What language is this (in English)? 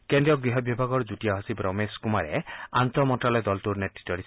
Assamese